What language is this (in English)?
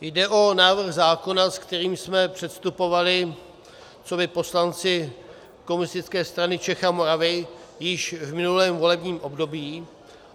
Czech